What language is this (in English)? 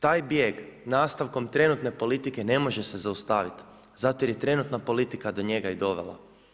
Croatian